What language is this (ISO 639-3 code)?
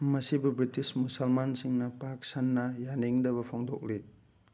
mni